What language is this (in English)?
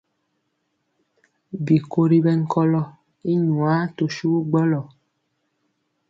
Mpiemo